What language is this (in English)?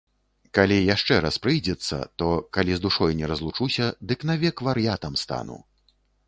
Belarusian